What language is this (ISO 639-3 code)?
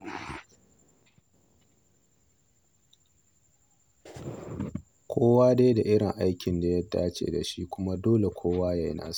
hau